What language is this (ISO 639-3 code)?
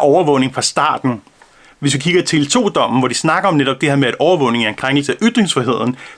dan